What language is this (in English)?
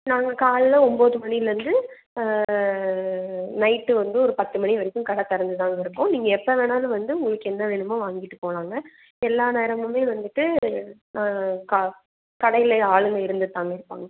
Tamil